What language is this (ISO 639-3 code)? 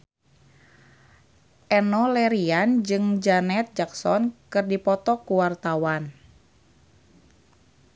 sun